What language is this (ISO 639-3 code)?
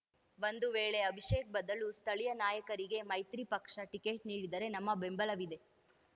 kan